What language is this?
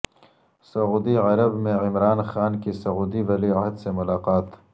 Urdu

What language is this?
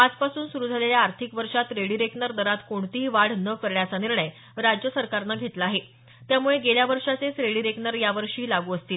Marathi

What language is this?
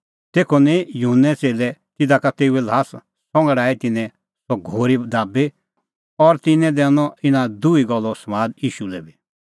Kullu Pahari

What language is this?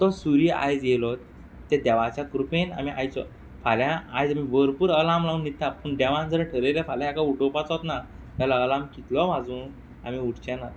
Konkani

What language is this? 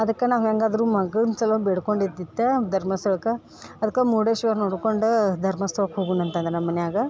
Kannada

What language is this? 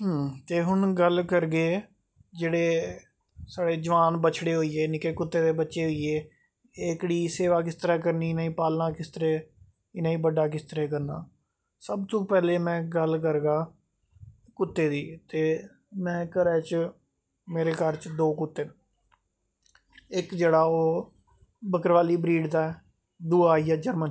Dogri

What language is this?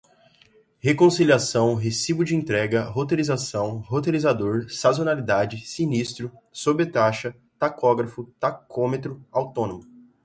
Portuguese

